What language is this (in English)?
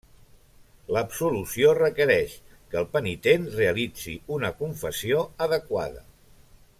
Catalan